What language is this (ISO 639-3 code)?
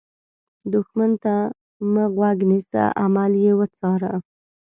pus